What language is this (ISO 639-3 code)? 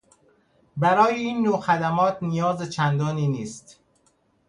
fas